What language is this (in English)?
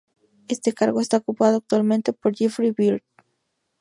Spanish